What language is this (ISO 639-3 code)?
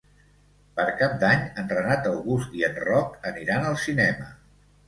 cat